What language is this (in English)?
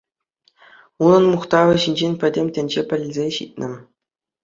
Chuvash